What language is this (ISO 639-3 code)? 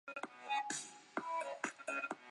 zho